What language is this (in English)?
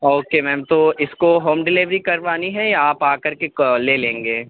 Urdu